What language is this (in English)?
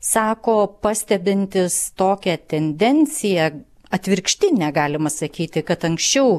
Lithuanian